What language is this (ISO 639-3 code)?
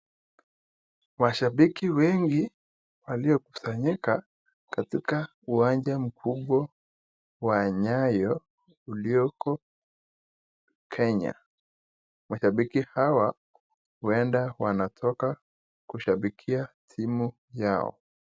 swa